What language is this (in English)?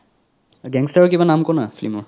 Assamese